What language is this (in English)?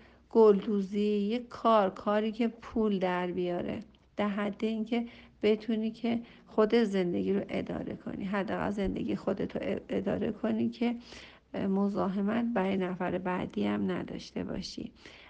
Persian